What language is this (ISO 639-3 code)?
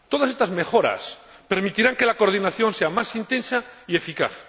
spa